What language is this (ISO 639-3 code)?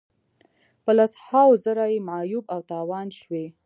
pus